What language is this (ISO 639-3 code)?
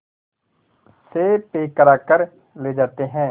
hin